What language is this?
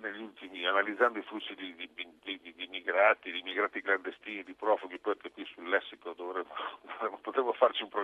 Italian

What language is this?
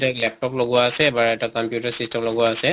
Assamese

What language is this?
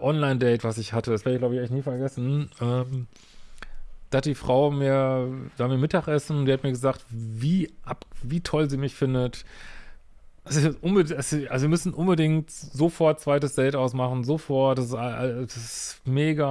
German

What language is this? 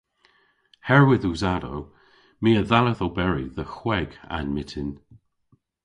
Cornish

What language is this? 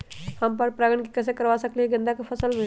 Magahi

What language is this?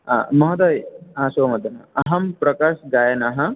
Sanskrit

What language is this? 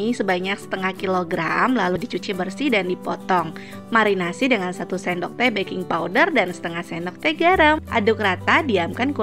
Indonesian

